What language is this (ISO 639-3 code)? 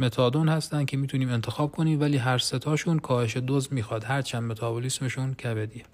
fas